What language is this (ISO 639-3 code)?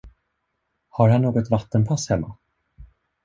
swe